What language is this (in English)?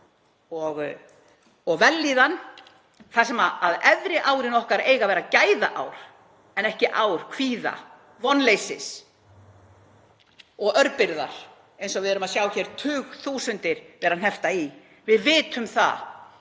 Icelandic